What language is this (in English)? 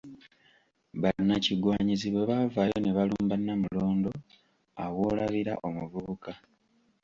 Ganda